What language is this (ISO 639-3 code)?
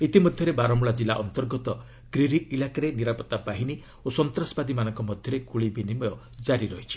ori